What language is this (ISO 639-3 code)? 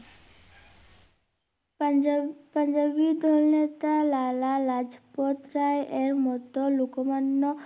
ben